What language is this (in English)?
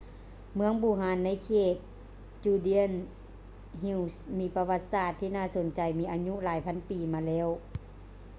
Lao